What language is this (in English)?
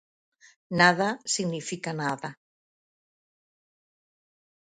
Galician